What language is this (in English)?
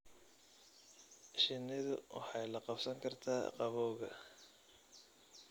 Somali